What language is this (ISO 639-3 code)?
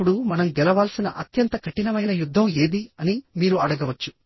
tel